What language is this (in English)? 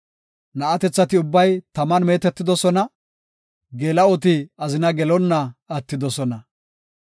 Gofa